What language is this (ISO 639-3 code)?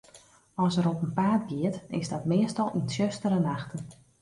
fry